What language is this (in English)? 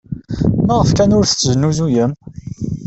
Kabyle